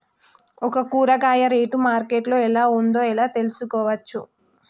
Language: Telugu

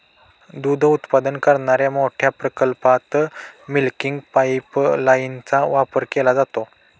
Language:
Marathi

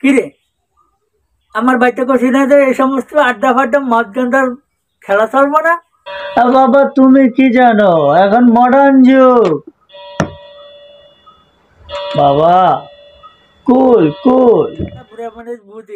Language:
Arabic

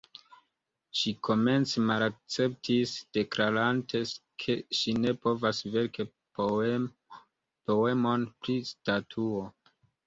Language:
Esperanto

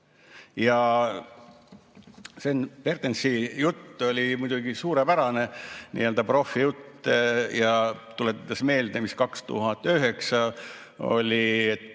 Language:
Estonian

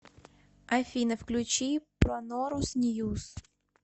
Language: Russian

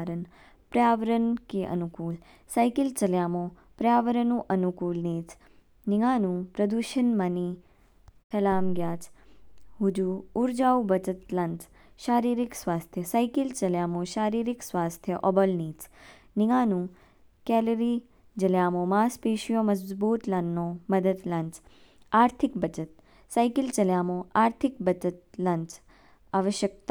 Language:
Kinnauri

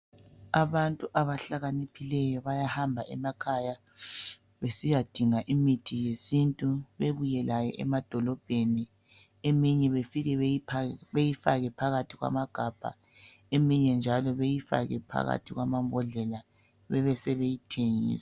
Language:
North Ndebele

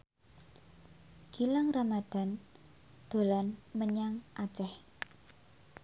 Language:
Javanese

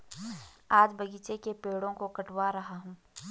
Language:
Hindi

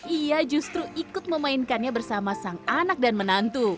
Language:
Indonesian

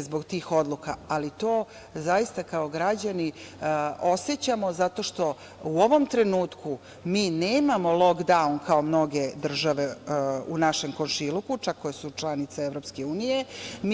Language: Serbian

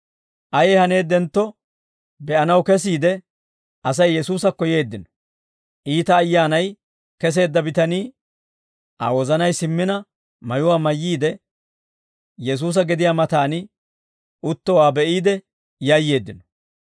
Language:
Dawro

